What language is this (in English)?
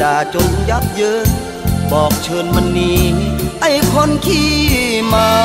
Thai